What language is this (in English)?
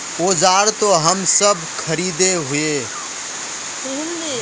Magahi